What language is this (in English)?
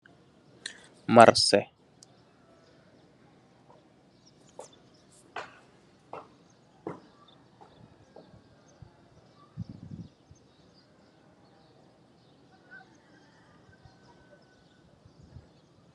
Wolof